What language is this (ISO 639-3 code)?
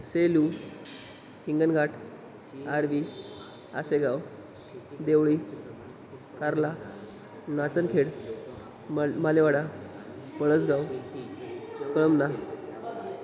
mar